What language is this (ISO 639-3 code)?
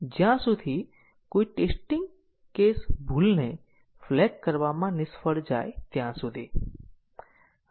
guj